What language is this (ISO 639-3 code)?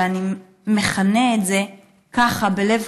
heb